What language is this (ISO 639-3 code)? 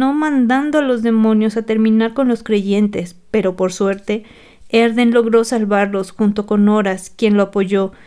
spa